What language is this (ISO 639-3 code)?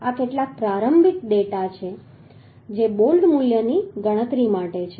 guj